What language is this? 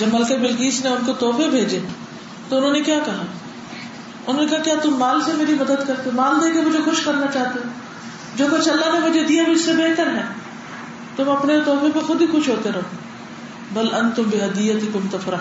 Urdu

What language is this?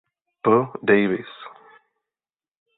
Czech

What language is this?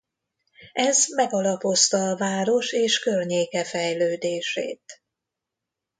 Hungarian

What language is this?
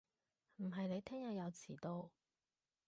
Cantonese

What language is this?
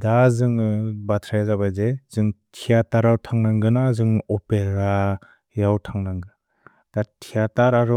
Bodo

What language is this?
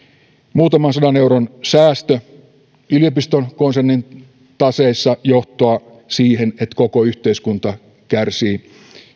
Finnish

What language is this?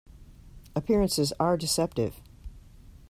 English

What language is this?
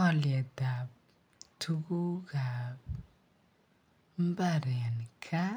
Kalenjin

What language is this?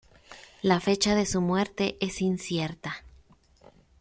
Spanish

